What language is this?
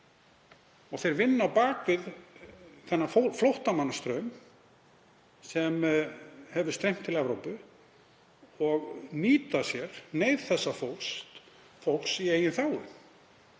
Icelandic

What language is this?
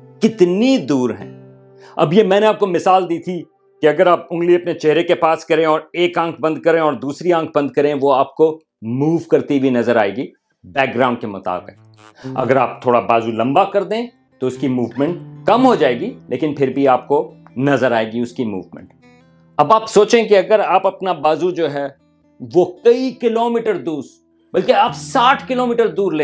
Urdu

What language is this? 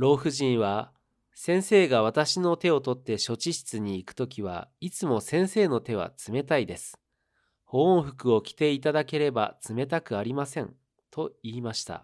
Japanese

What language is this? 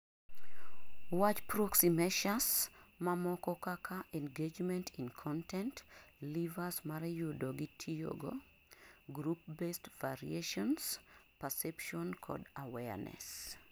Luo (Kenya and Tanzania)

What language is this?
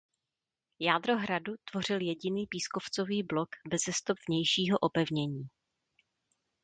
Czech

